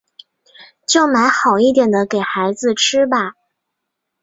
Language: Chinese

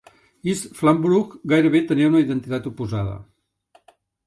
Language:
Catalan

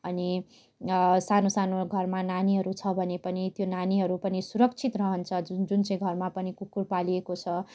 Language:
Nepali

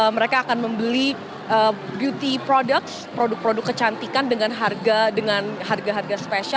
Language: Indonesian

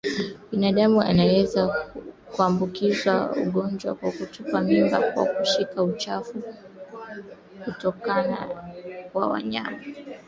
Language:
Swahili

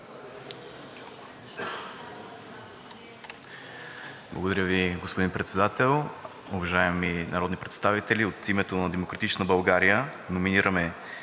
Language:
Bulgarian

